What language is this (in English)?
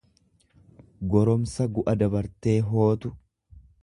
Oromo